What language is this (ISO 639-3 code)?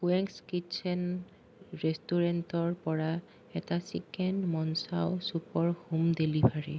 asm